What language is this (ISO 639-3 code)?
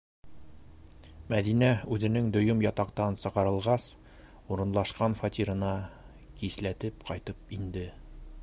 bak